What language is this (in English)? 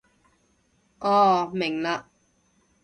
Cantonese